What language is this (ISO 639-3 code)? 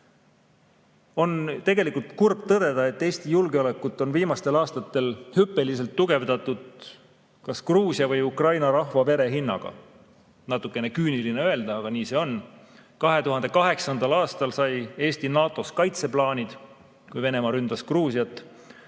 est